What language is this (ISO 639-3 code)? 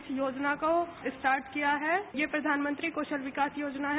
hin